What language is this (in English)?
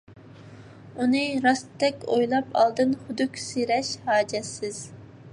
Uyghur